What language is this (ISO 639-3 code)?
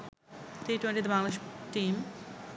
ben